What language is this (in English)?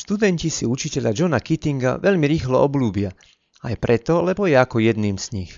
Slovak